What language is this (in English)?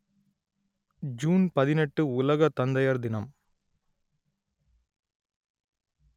Tamil